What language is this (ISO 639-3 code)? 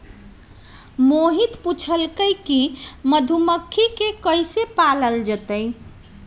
mag